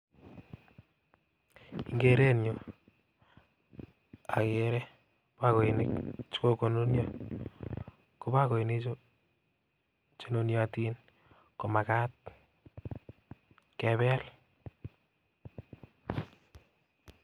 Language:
Kalenjin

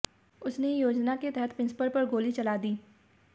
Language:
Hindi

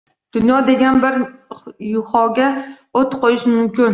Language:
Uzbek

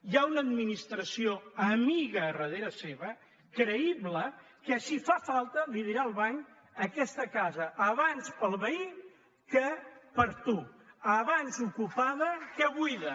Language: Catalan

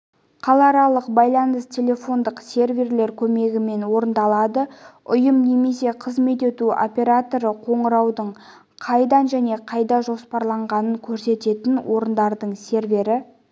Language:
Kazakh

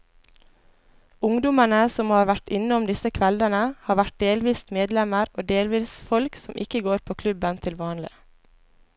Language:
Norwegian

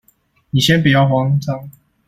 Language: Chinese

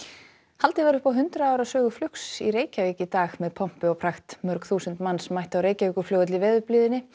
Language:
Icelandic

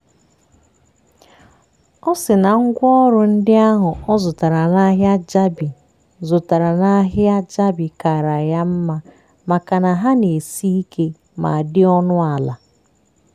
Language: Igbo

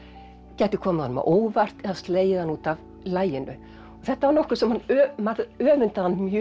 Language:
Icelandic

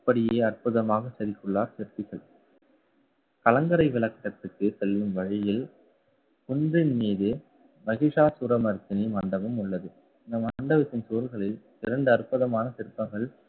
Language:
Tamil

